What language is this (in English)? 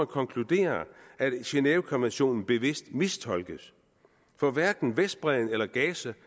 Danish